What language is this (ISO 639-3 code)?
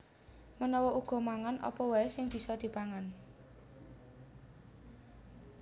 jav